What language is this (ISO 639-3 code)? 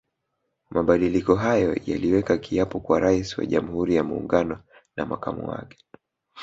swa